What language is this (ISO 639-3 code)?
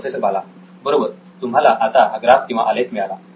mar